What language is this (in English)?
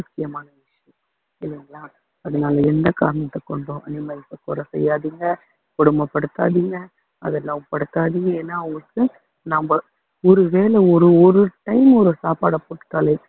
Tamil